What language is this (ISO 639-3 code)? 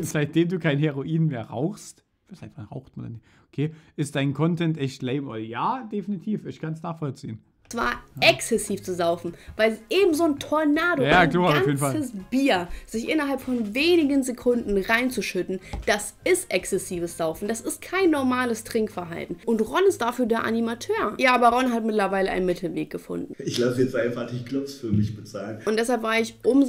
deu